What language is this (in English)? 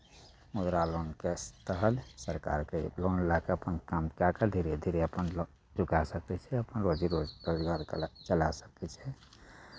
Maithili